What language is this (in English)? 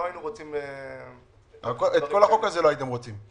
Hebrew